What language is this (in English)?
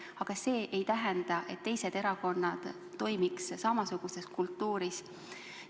Estonian